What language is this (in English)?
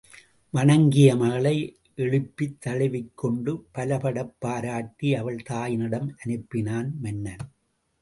Tamil